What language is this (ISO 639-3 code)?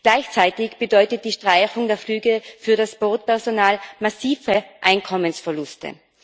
deu